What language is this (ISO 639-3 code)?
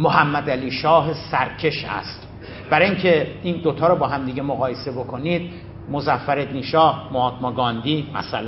fas